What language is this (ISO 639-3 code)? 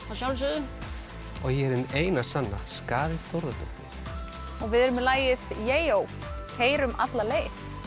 isl